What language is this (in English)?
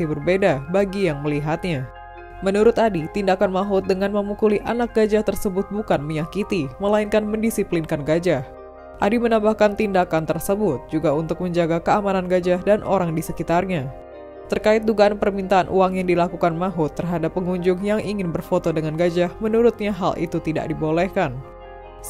Indonesian